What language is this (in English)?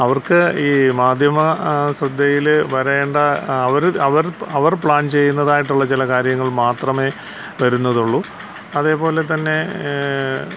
Malayalam